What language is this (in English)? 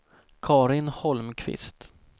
Swedish